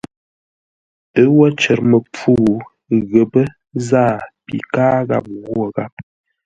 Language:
Ngombale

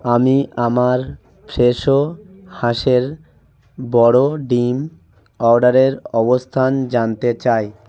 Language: Bangla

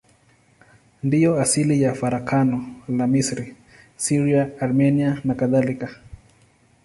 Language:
Swahili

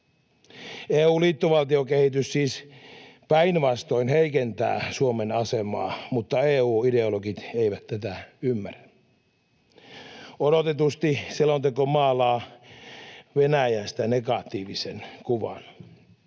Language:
Finnish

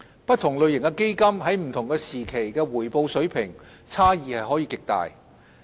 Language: Cantonese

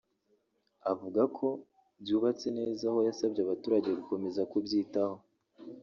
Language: Kinyarwanda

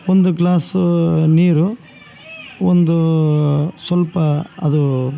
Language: Kannada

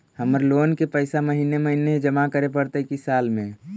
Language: Magahi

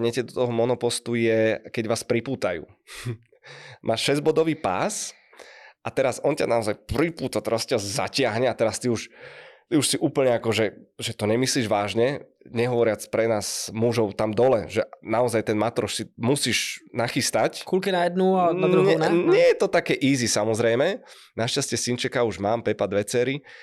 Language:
Czech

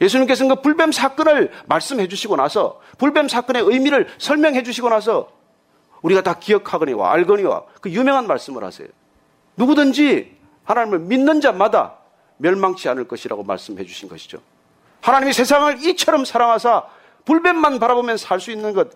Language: Korean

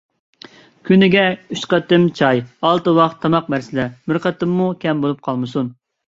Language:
Uyghur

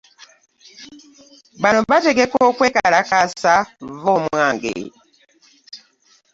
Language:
Ganda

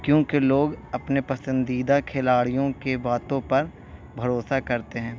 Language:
Urdu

